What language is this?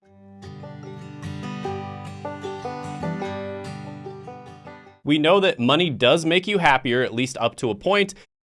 English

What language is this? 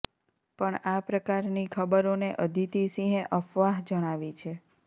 Gujarati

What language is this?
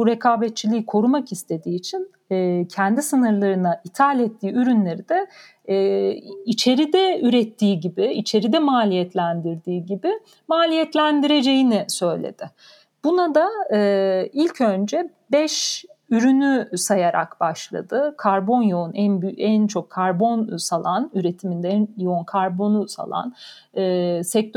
Turkish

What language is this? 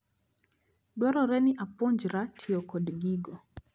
Luo (Kenya and Tanzania)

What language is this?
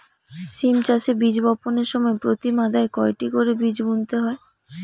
Bangla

